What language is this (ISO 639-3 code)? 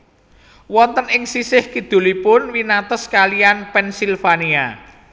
jav